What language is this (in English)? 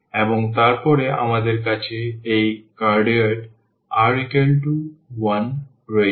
Bangla